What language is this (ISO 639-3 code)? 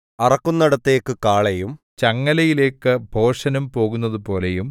mal